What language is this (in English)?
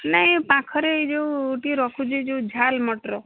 Odia